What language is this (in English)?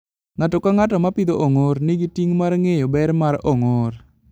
Luo (Kenya and Tanzania)